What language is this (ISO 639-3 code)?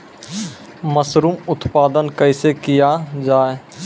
mai